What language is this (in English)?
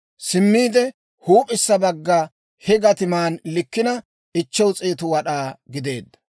Dawro